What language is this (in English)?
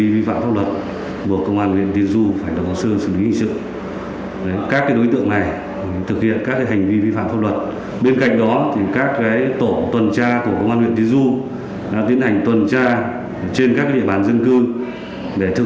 Vietnamese